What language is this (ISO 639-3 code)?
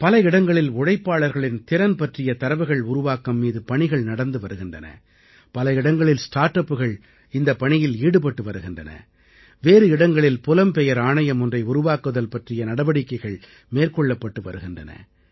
tam